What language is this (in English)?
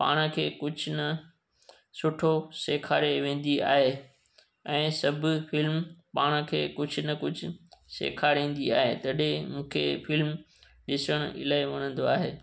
Sindhi